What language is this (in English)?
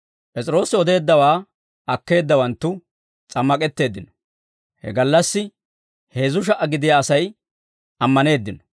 Dawro